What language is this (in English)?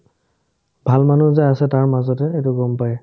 Assamese